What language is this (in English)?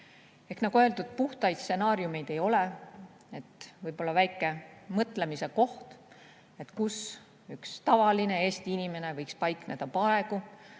Estonian